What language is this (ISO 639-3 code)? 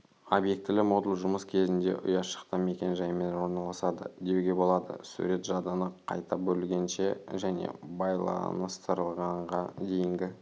kaz